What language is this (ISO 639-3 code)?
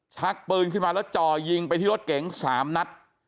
tha